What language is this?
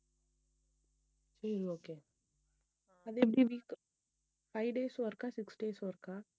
Tamil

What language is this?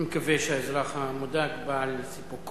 Hebrew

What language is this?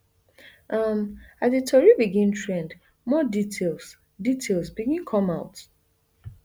Nigerian Pidgin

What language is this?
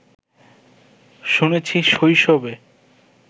Bangla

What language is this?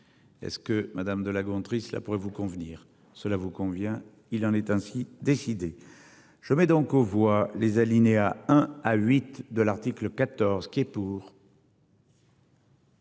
French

